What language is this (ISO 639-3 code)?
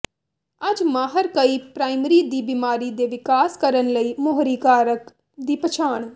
pan